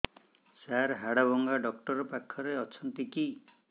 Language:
Odia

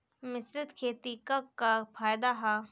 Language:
Bhojpuri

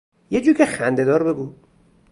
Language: Persian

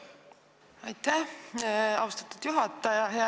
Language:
Estonian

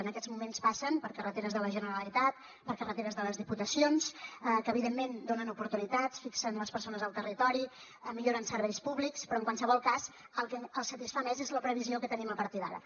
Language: Catalan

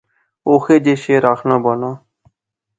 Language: Pahari-Potwari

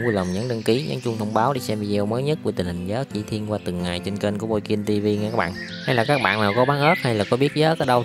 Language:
Vietnamese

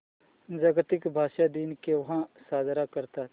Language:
Marathi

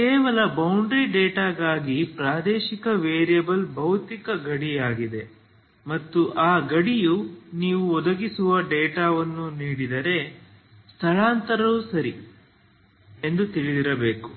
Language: Kannada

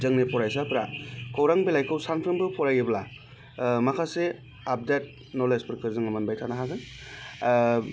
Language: Bodo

